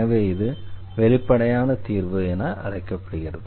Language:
Tamil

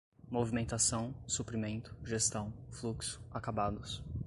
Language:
Portuguese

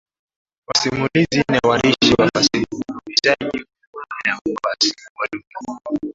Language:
Swahili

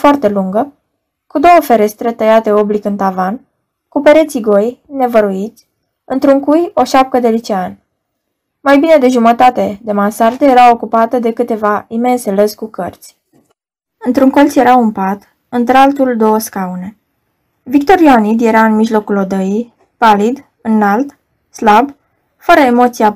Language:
Romanian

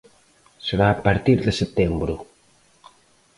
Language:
Galician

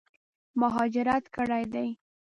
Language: Pashto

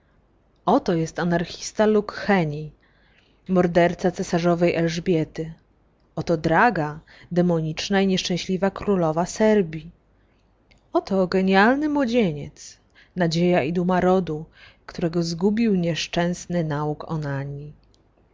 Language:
Polish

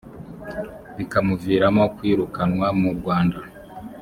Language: Kinyarwanda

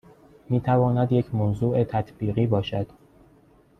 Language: Persian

